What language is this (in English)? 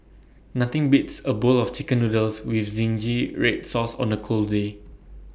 English